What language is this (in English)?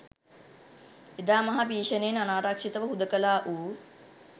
Sinhala